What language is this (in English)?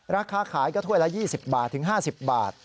Thai